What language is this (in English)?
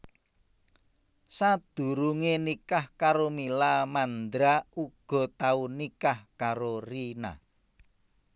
Javanese